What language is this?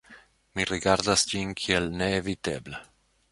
Esperanto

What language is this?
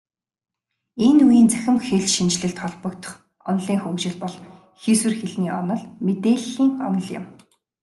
Mongolian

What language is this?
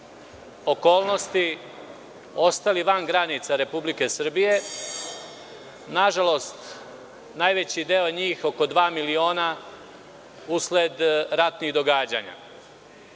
Serbian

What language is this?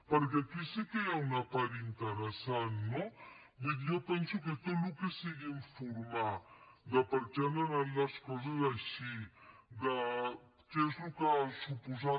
Catalan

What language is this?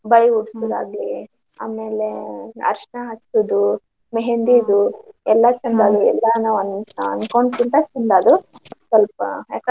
Kannada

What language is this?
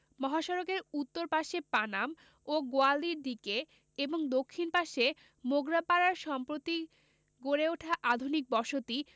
Bangla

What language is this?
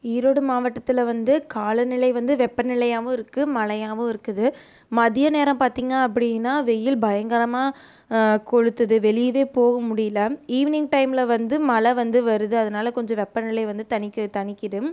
Tamil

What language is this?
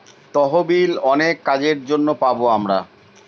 Bangla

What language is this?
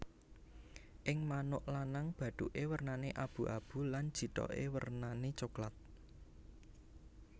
Javanese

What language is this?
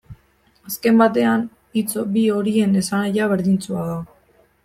Basque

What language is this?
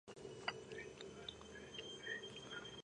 Georgian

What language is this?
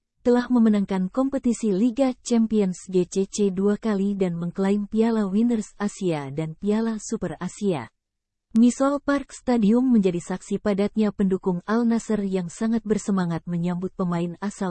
Indonesian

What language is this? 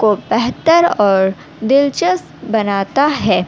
Urdu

